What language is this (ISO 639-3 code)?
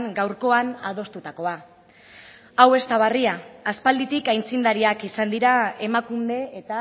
eus